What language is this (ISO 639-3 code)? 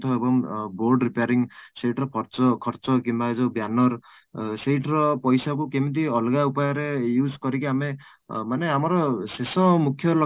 ori